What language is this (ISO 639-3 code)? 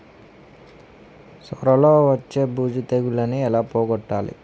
tel